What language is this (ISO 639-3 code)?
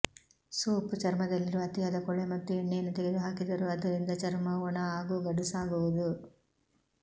kan